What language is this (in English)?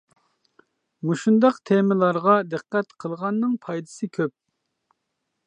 Uyghur